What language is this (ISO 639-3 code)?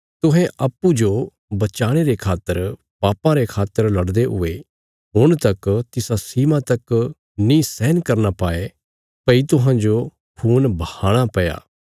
kfs